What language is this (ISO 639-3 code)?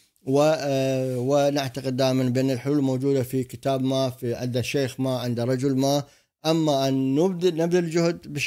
ara